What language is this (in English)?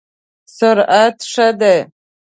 Pashto